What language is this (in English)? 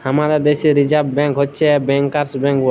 Bangla